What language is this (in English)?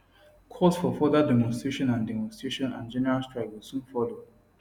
Nigerian Pidgin